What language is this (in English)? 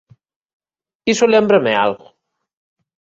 Galician